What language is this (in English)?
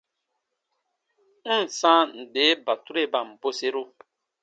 Baatonum